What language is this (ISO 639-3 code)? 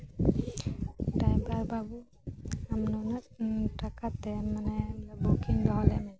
sat